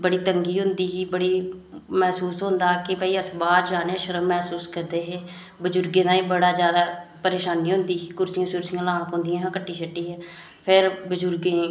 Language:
Dogri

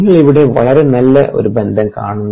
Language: Malayalam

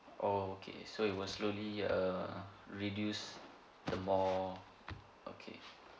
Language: English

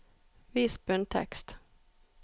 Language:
Norwegian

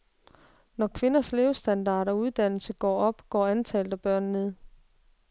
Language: Danish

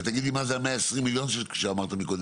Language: Hebrew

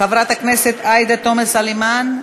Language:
Hebrew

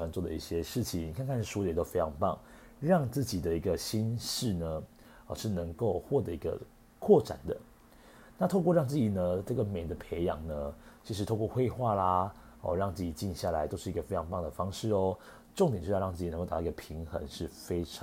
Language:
Chinese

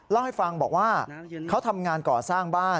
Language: Thai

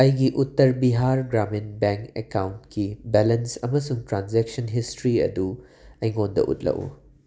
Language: Manipuri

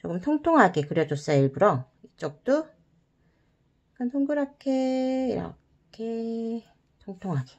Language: Korean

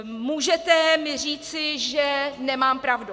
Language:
Czech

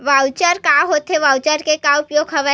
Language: Chhattisgarhi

